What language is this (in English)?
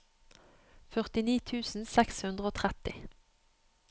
Norwegian